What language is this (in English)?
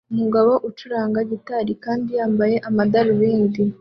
Kinyarwanda